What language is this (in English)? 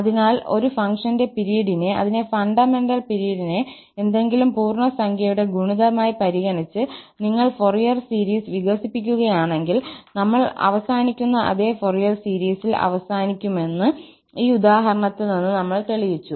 Malayalam